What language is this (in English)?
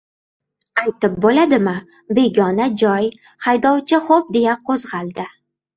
Uzbek